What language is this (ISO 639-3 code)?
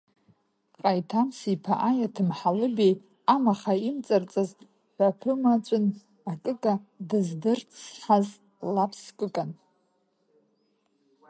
abk